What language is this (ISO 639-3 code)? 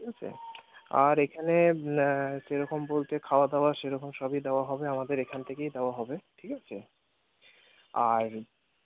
ben